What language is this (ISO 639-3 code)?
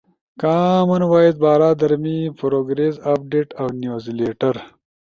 ush